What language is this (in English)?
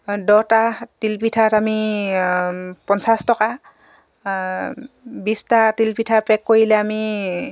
Assamese